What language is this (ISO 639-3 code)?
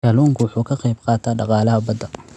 som